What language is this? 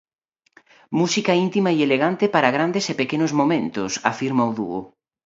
Galician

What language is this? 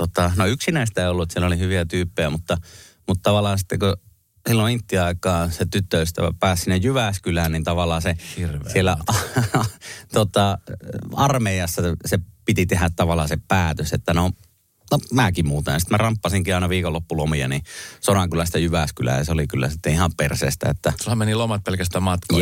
Finnish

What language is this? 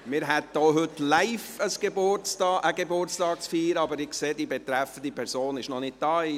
Swiss German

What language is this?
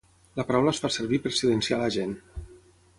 Catalan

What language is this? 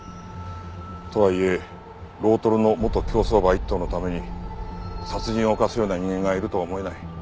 Japanese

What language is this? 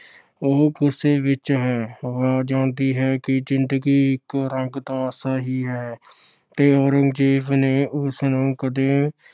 Punjabi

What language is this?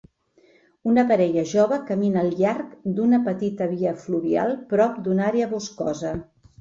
Catalan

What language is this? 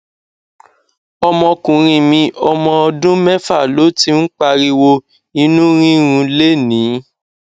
Yoruba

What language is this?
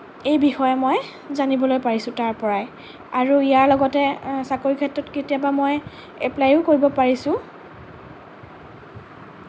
Assamese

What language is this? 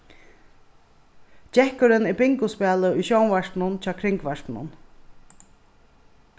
Faroese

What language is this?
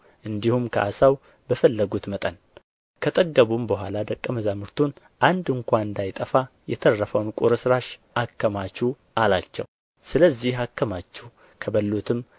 Amharic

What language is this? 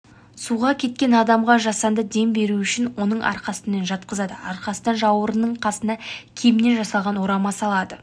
Kazakh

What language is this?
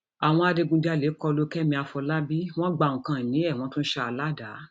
Yoruba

